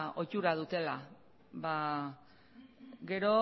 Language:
Basque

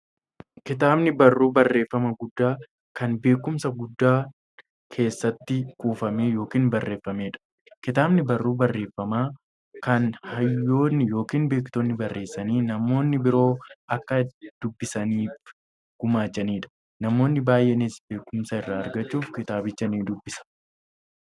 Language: Oromo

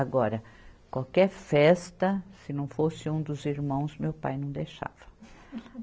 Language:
Portuguese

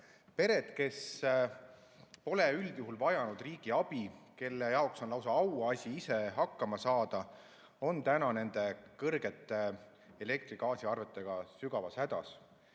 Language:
Estonian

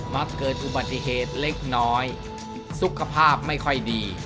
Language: Thai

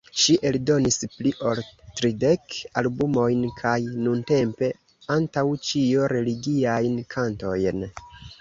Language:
Esperanto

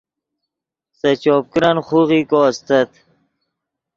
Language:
Yidgha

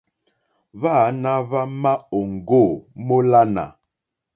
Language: Mokpwe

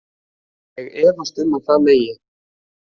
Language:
Icelandic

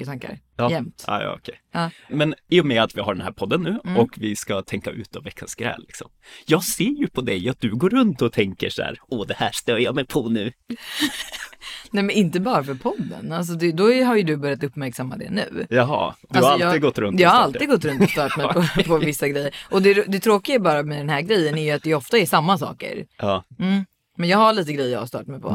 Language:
Swedish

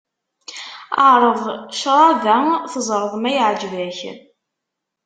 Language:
Kabyle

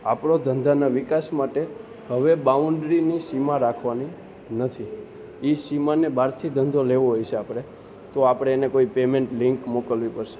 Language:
Gujarati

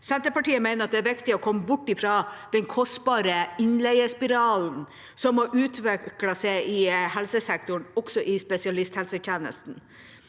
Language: Norwegian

